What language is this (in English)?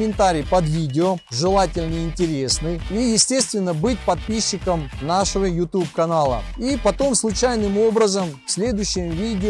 Russian